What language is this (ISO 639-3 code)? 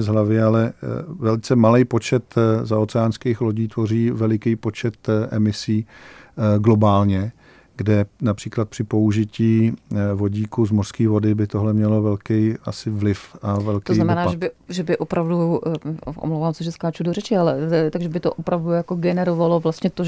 ces